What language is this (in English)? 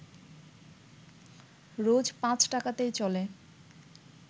Bangla